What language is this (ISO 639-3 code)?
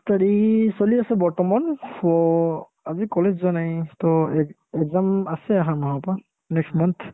asm